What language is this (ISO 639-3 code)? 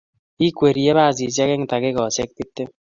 kln